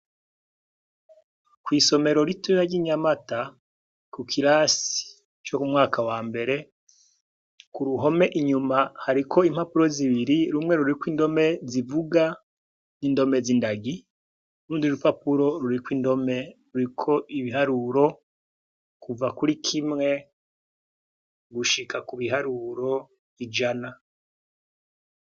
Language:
Rundi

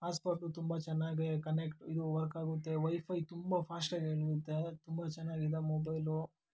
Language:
Kannada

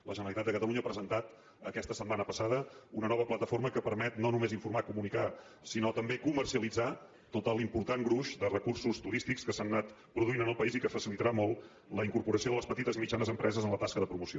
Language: Catalan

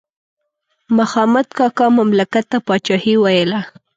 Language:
Pashto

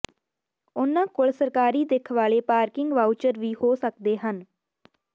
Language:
Punjabi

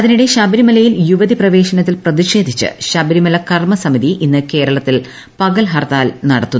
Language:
Malayalam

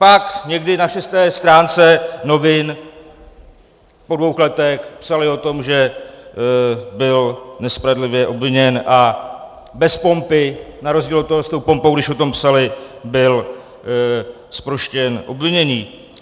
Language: Czech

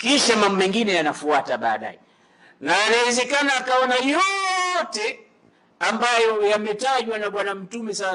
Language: Swahili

